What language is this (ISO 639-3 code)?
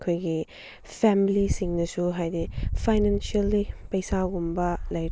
mni